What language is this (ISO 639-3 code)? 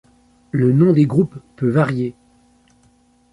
fra